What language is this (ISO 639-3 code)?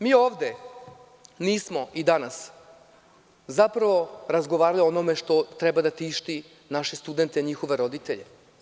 srp